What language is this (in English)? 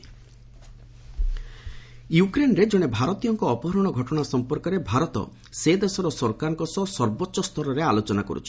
Odia